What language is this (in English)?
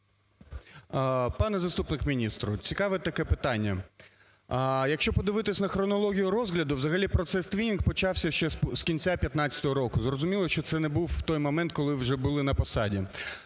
Ukrainian